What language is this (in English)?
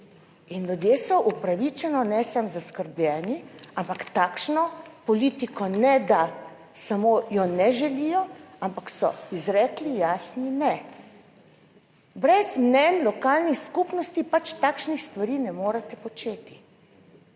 Slovenian